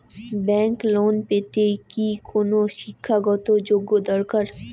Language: Bangla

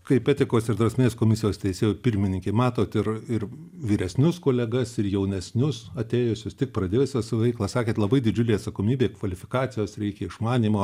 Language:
Lithuanian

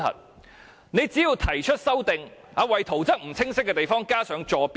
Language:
Cantonese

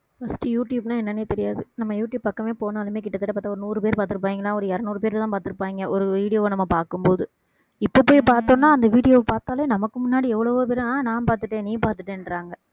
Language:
Tamil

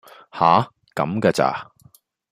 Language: Cantonese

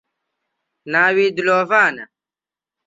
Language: Central Kurdish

